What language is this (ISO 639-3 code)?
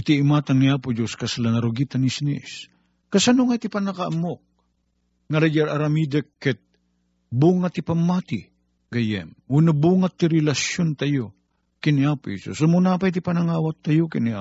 fil